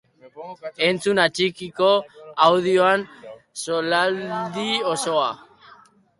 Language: Basque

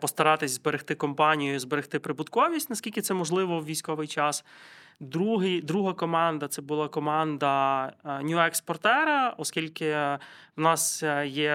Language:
Ukrainian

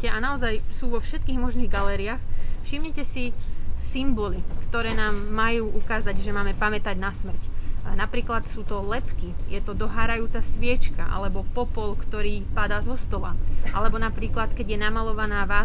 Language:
Slovak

